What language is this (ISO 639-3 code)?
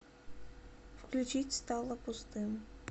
rus